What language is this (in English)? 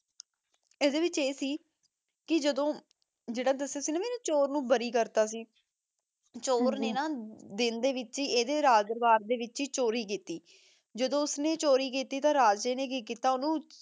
Punjabi